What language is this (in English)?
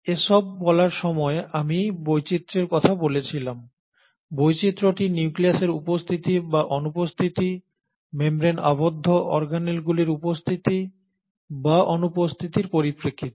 Bangla